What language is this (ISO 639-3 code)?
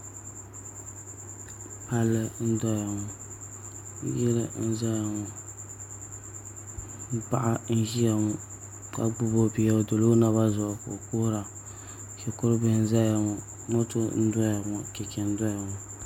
dag